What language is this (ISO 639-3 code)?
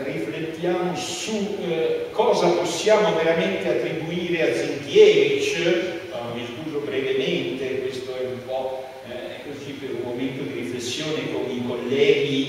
ita